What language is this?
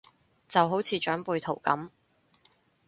Cantonese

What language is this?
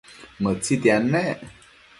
Matsés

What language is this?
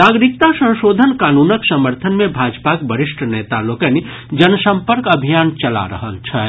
Maithili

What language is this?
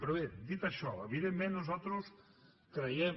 Catalan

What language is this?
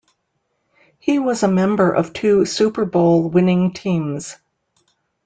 English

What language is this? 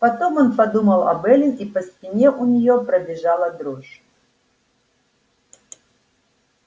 Russian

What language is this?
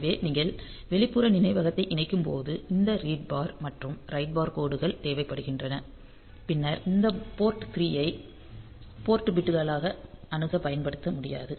Tamil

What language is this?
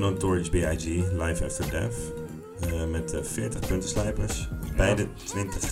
Dutch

